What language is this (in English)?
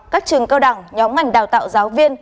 Vietnamese